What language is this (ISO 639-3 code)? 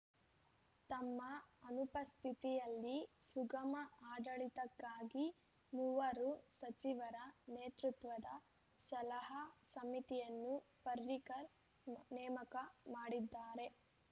kan